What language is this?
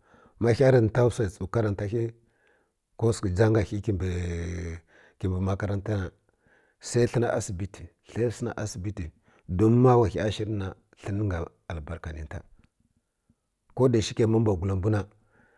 Kirya-Konzəl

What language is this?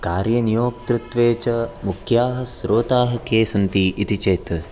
Sanskrit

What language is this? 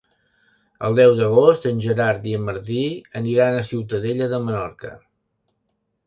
Catalan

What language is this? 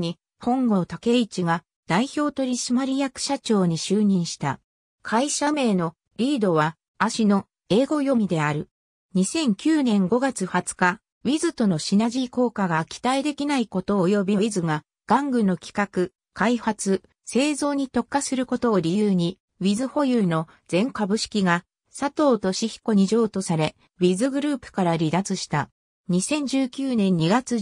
Japanese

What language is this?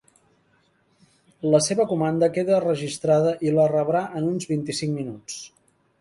Catalan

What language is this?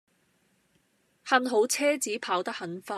Cantonese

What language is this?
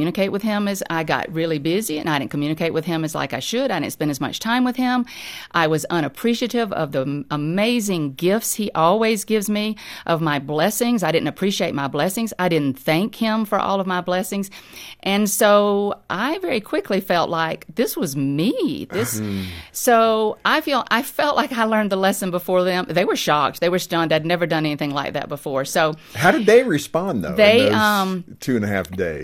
English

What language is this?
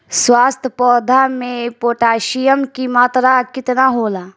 Bhojpuri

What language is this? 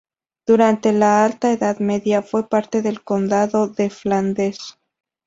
Spanish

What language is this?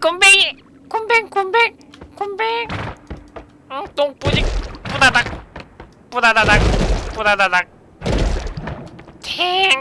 Korean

